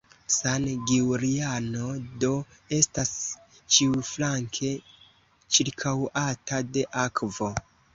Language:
Esperanto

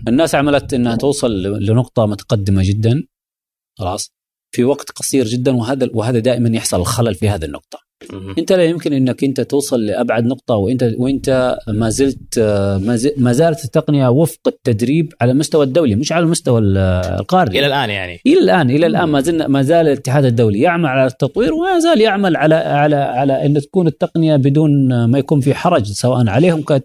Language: Arabic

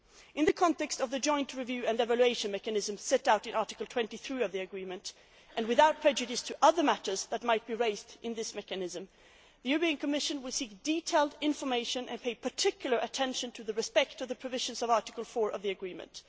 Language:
English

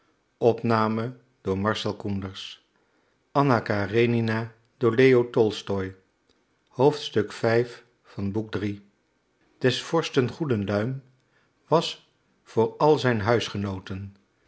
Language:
Dutch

